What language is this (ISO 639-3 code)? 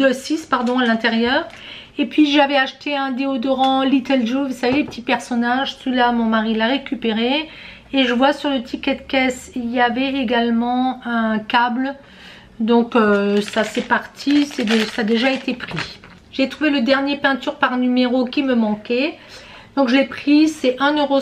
fra